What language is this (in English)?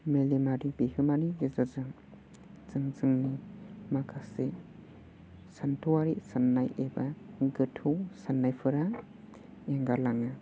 Bodo